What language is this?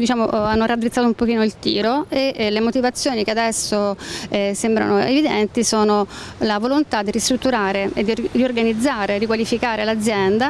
Italian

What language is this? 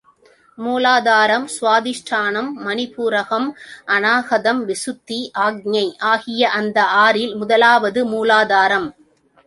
Tamil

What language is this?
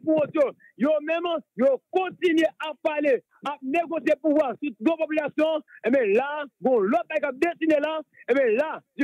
French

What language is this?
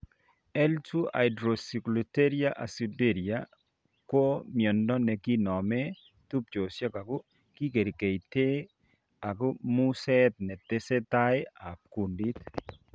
Kalenjin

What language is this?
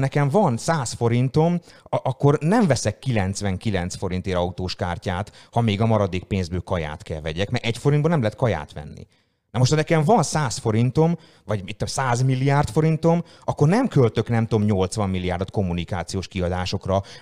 Hungarian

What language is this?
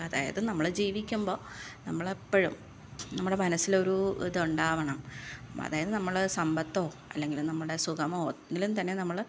Malayalam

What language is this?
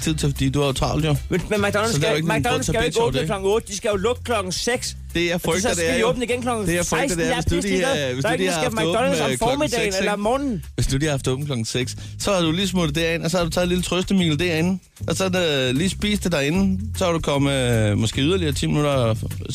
Danish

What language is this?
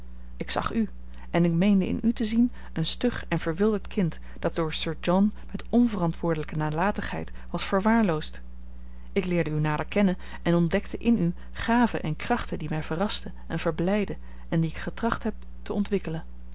Dutch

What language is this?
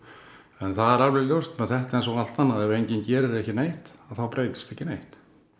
Icelandic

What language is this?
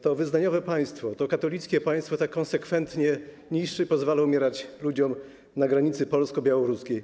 Polish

